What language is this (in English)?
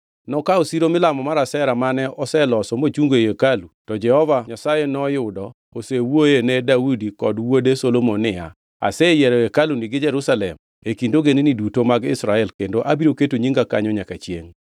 Luo (Kenya and Tanzania)